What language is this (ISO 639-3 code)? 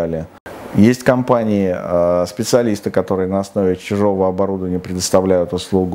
rus